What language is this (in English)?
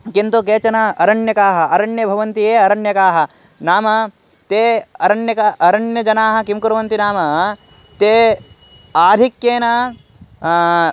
Sanskrit